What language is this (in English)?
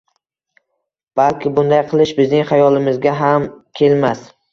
Uzbek